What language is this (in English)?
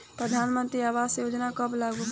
Bhojpuri